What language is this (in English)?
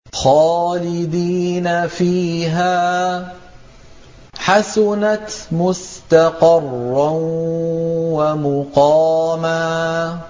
Arabic